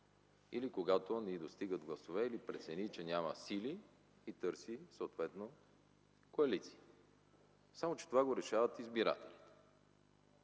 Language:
Bulgarian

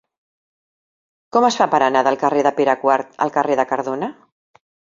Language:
Catalan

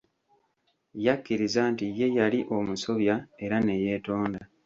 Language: Ganda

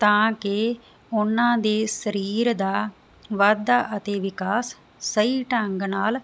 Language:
Punjabi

